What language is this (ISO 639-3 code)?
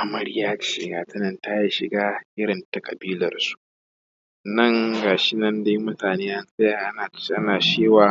hau